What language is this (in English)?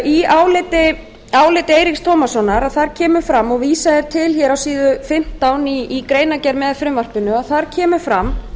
Icelandic